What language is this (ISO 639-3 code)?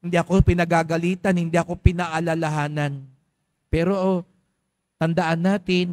fil